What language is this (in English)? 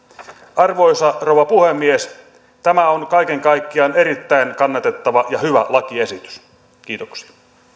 Finnish